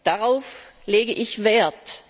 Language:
German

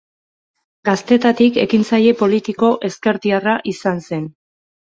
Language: Basque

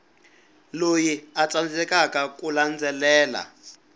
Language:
Tsonga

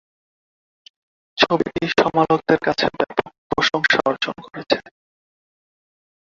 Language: Bangla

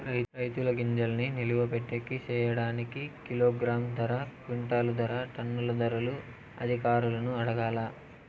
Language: Telugu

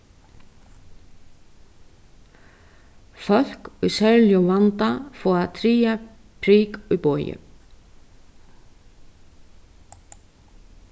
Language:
Faroese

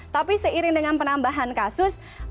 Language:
Indonesian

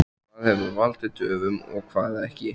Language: Icelandic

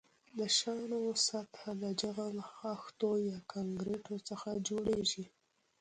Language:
Pashto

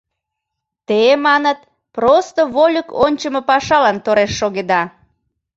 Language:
Mari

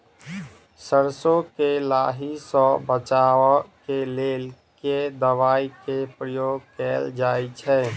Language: Maithili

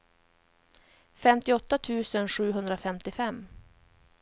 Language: Swedish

